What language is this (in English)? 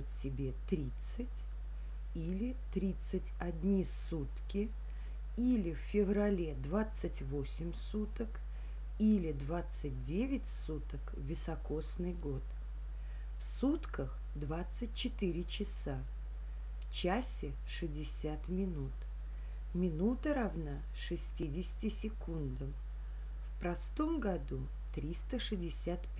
Russian